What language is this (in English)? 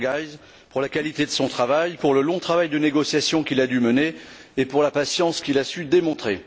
French